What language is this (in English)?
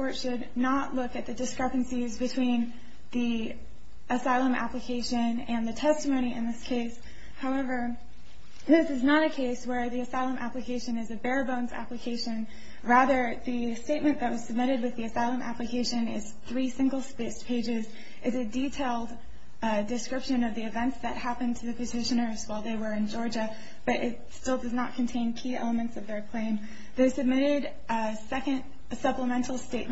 English